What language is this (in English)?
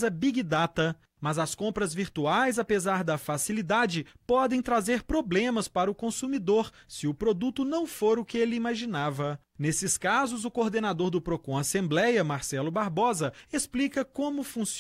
Portuguese